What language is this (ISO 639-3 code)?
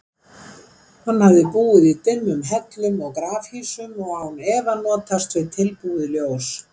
isl